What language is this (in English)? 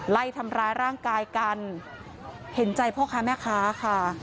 Thai